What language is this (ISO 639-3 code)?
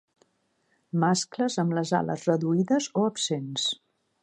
cat